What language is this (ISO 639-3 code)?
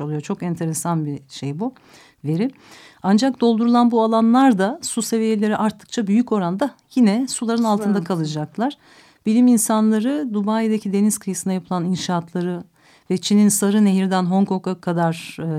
tur